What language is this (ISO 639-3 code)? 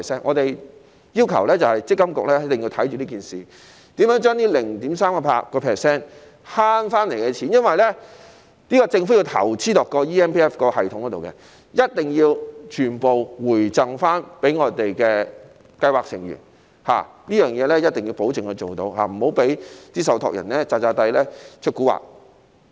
yue